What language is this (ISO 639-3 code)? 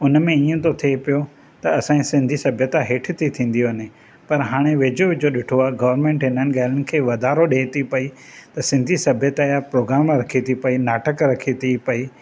snd